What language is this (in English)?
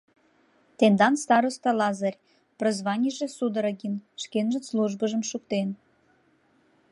Mari